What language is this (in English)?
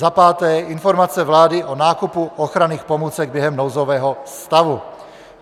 Czech